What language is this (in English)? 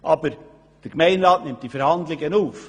Swiss German